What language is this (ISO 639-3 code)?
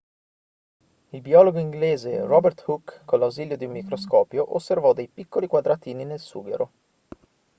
ita